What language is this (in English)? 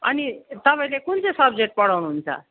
Nepali